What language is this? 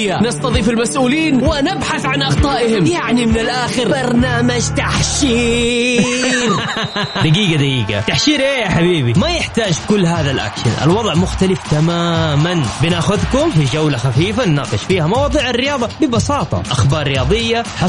Arabic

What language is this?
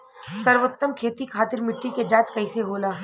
Bhojpuri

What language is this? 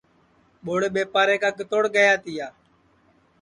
Sansi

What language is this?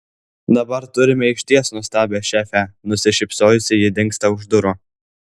Lithuanian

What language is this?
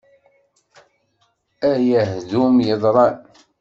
Kabyle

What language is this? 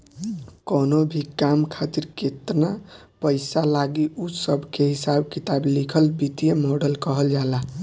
Bhojpuri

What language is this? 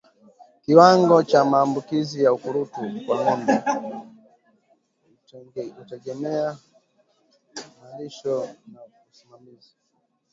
Swahili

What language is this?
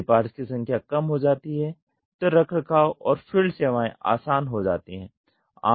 Hindi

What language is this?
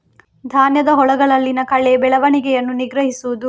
Kannada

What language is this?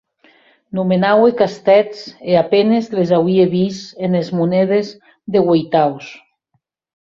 Occitan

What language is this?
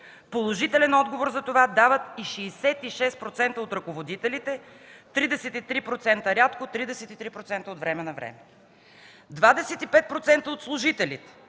Bulgarian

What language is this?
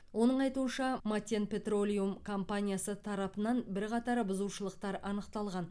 Kazakh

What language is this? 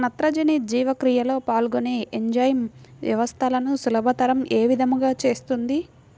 Telugu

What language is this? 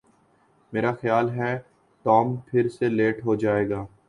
Urdu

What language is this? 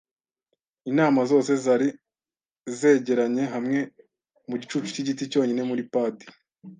Kinyarwanda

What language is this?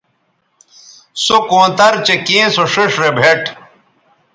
Bateri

